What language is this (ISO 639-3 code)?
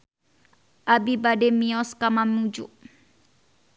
sun